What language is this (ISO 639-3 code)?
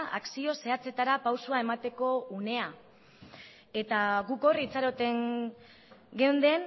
eus